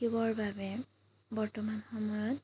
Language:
Assamese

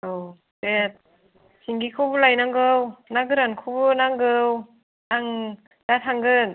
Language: Bodo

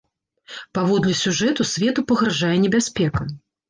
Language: Belarusian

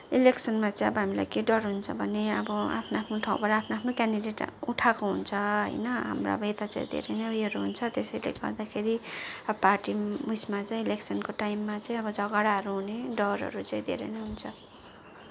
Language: Nepali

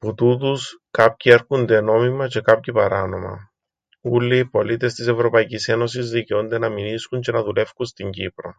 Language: Greek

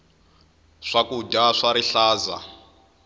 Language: Tsonga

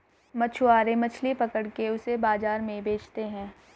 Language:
Hindi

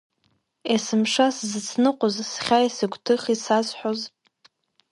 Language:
Abkhazian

